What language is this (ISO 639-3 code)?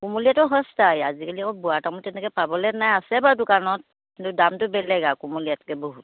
asm